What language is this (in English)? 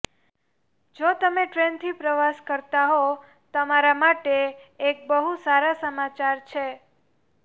Gujarati